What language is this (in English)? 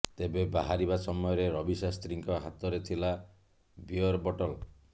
Odia